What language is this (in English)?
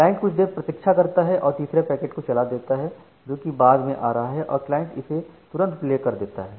Hindi